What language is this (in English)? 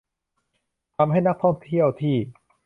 Thai